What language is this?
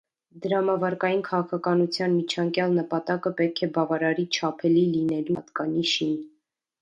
Armenian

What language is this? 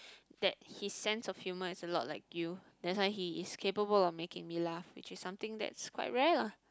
English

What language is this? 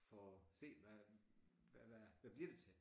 Danish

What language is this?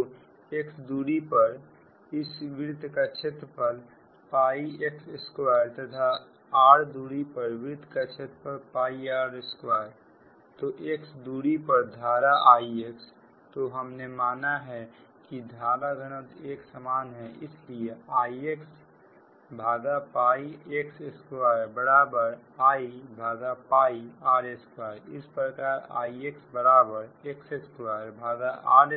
Hindi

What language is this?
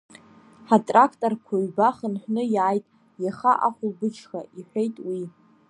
Abkhazian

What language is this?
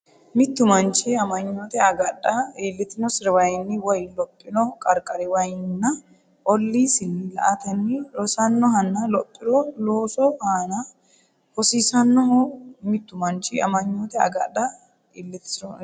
Sidamo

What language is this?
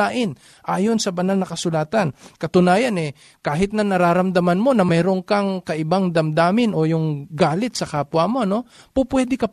Filipino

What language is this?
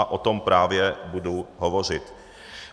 Czech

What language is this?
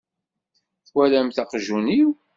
Kabyle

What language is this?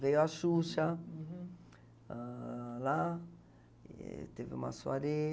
Portuguese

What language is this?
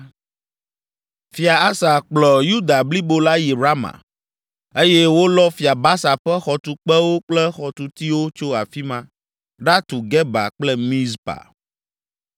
Ewe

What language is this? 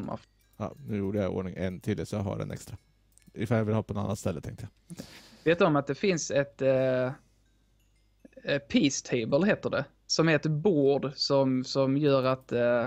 Swedish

